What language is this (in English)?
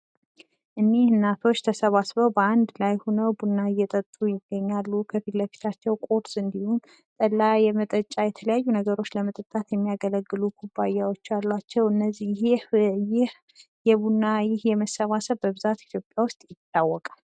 Amharic